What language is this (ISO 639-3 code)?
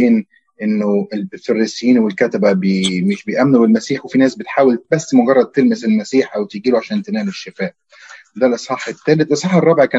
ara